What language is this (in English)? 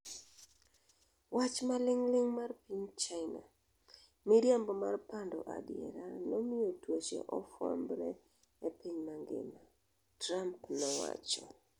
Luo (Kenya and Tanzania)